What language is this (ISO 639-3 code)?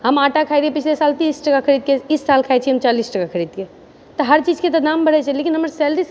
mai